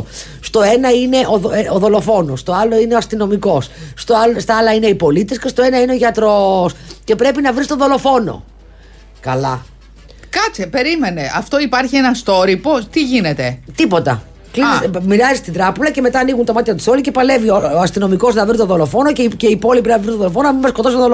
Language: Greek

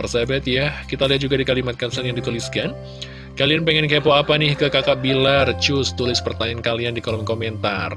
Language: Indonesian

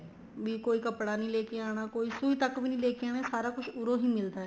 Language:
Punjabi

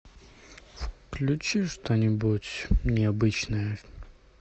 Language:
Russian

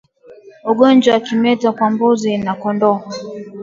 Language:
Swahili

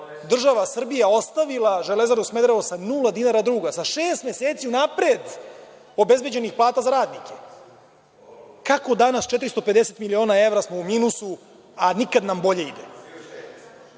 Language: Serbian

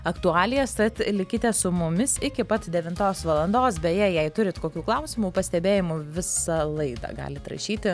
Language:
Lithuanian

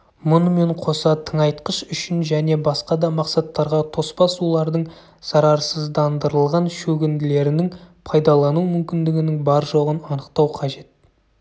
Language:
Kazakh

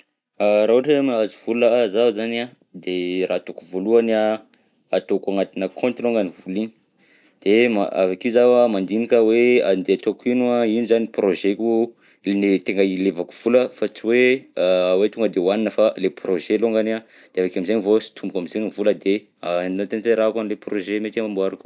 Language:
Southern Betsimisaraka Malagasy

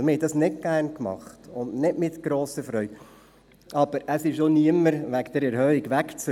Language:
Swiss German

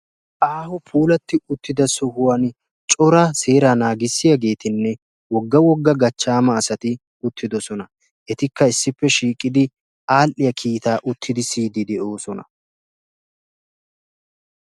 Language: Wolaytta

